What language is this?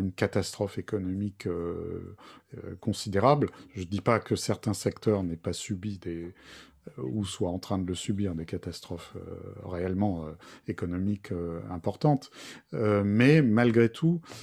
French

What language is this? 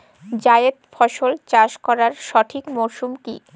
Bangla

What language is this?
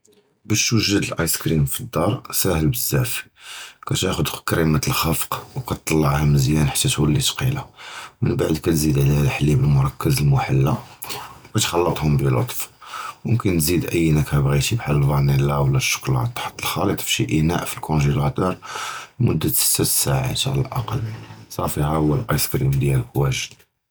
Judeo-Arabic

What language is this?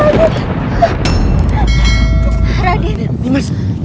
Indonesian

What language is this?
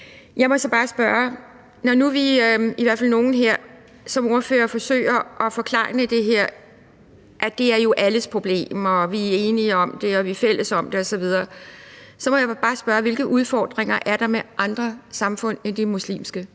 Danish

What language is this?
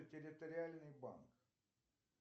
Russian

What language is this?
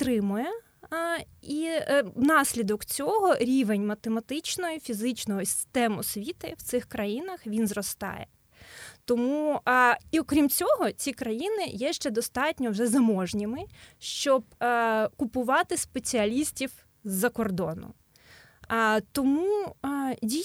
Ukrainian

